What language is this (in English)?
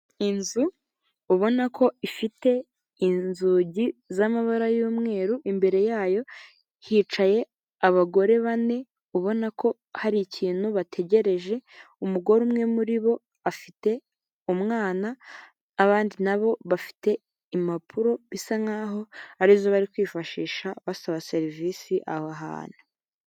Kinyarwanda